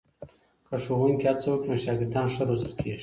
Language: Pashto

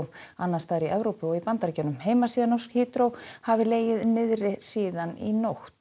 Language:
Icelandic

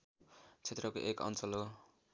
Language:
Nepali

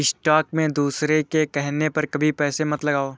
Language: Hindi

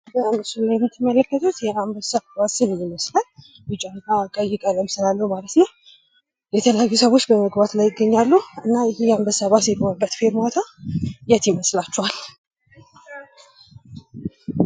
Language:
Amharic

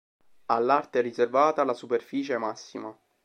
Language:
Italian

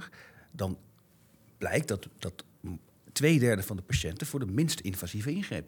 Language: Dutch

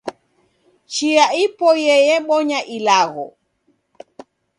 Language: Taita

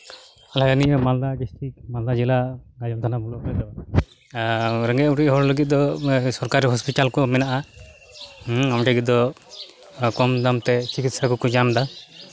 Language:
Santali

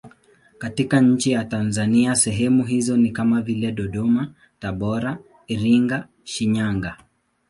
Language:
Swahili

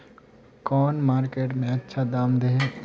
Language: Magahi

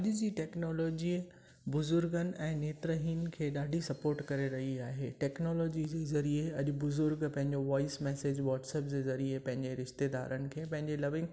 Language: Sindhi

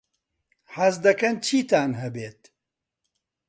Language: Central Kurdish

